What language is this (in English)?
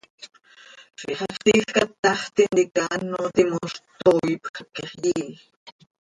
Seri